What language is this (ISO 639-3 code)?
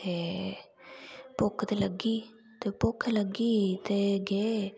doi